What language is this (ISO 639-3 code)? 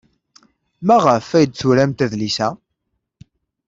kab